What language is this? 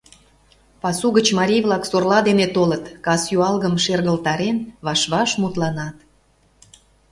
Mari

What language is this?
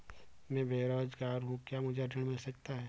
Hindi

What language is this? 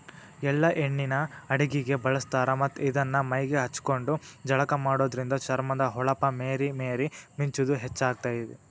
Kannada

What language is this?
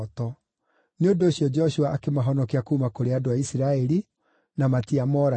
Kikuyu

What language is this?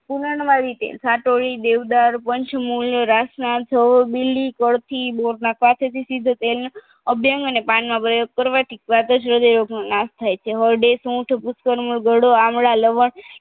Gujarati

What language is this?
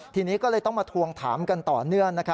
Thai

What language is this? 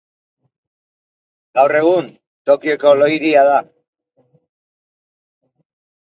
Basque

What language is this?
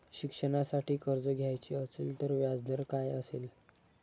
Marathi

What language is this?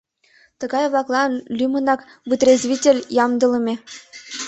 Mari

